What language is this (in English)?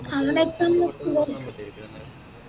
Malayalam